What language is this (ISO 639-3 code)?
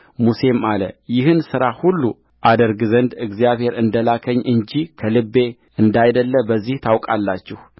amh